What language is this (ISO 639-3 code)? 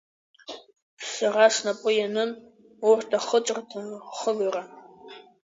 abk